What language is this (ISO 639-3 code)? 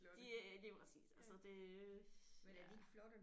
dan